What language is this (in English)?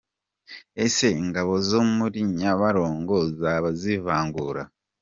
Kinyarwanda